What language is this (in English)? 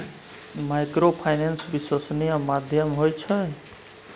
Maithili